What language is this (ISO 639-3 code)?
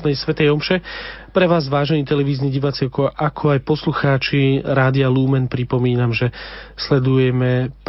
slk